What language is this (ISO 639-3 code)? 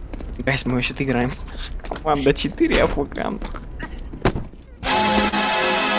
rus